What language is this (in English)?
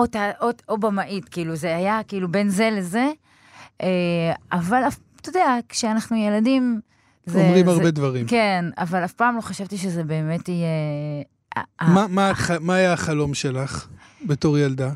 Hebrew